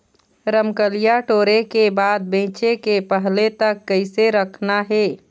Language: Chhattisgarhi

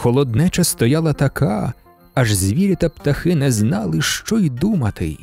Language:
Ukrainian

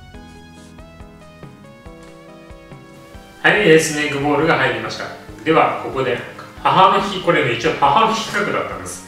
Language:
Japanese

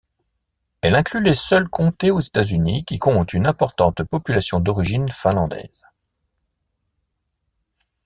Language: French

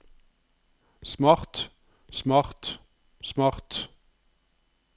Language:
Norwegian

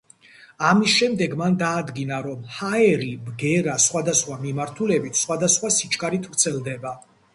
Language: Georgian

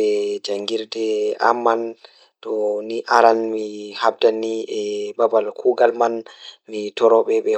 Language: Fula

